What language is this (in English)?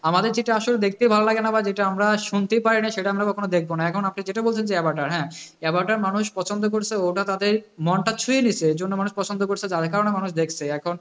Bangla